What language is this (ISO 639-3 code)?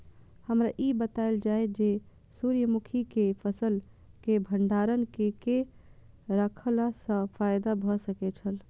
mai